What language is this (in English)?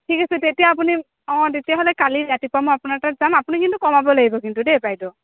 Assamese